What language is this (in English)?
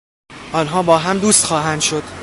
Persian